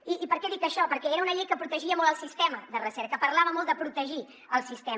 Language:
Catalan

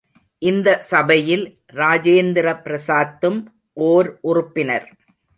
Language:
Tamil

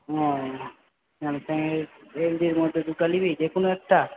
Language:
Bangla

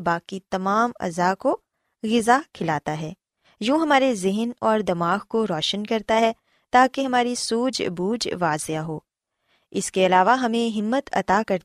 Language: Urdu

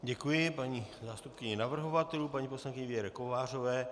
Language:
Czech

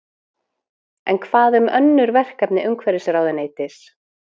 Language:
Icelandic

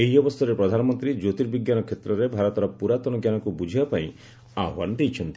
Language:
Odia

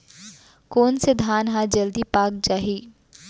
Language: Chhattisgarhi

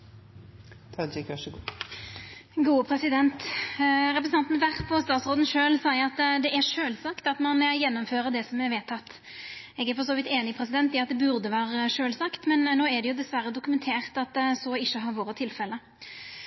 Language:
Norwegian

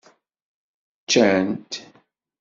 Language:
Kabyle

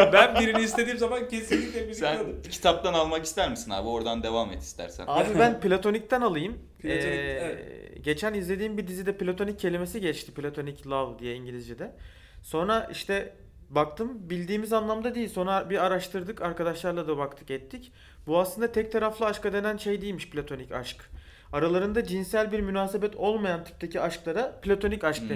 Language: Turkish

